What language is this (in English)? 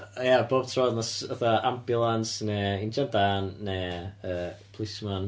Welsh